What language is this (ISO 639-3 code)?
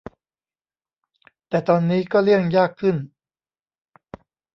tha